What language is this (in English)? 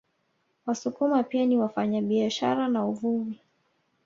Swahili